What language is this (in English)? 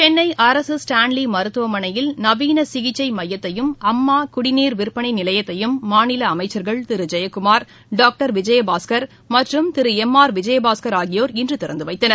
Tamil